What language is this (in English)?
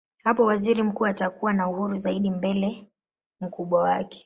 Swahili